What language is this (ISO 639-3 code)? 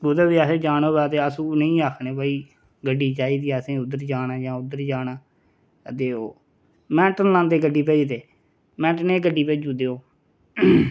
doi